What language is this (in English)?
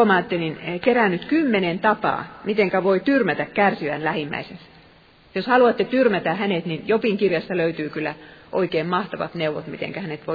Finnish